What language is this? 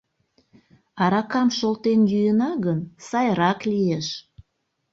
Mari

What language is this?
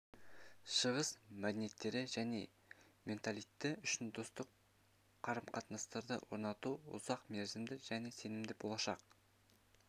Kazakh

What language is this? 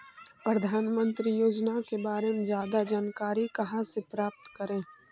Magahi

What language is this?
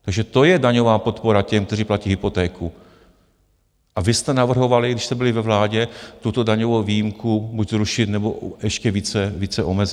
Czech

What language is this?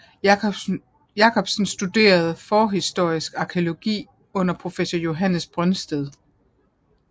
Danish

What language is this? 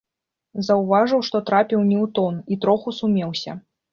Belarusian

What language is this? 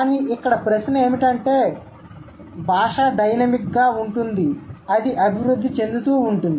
Telugu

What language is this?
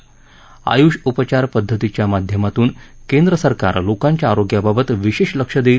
Marathi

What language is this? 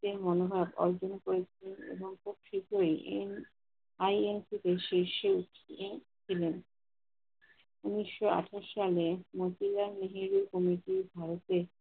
Bangla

